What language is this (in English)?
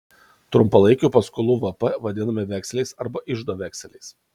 Lithuanian